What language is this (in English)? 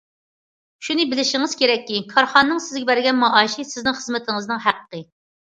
Uyghur